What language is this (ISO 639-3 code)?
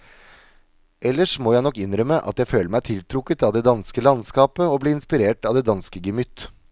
nor